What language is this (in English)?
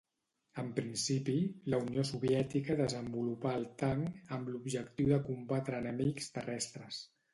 Catalan